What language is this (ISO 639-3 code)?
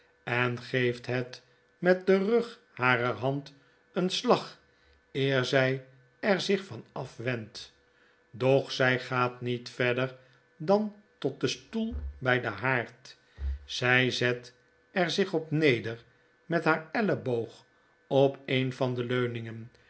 nld